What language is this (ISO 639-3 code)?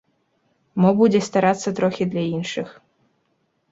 bel